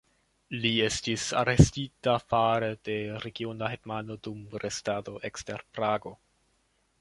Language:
Esperanto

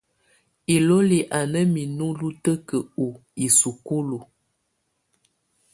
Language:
Tunen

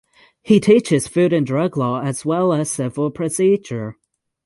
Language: English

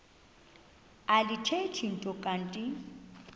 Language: Xhosa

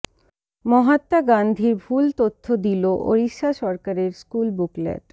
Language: Bangla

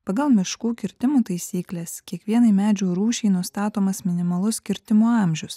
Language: Lithuanian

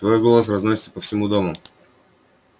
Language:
Russian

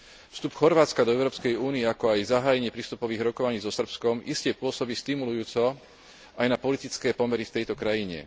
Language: Slovak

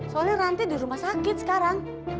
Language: Indonesian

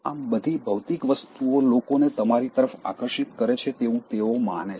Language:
Gujarati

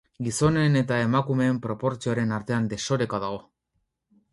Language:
Basque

